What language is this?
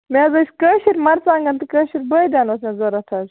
Kashmiri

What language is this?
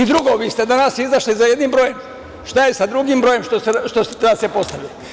Serbian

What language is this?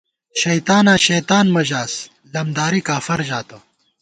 Gawar-Bati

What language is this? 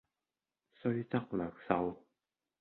Cantonese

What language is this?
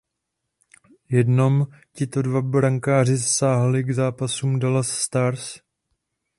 Czech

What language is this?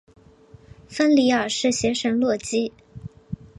Chinese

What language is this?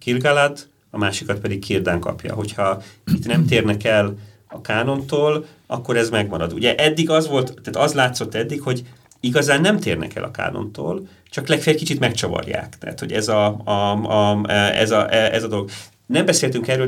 Hungarian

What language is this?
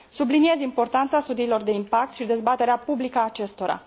Romanian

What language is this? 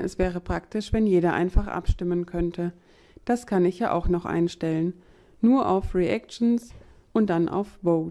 German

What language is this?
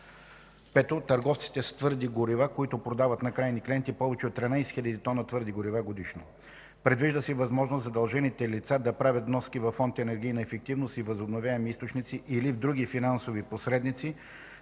Bulgarian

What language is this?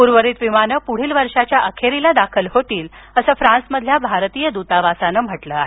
Marathi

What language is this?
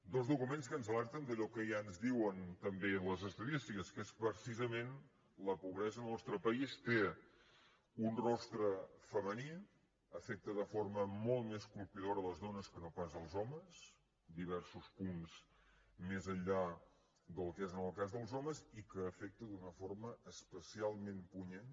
Catalan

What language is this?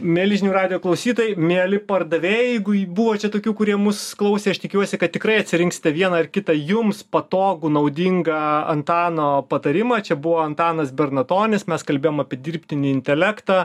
Lithuanian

